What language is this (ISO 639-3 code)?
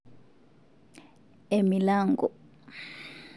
mas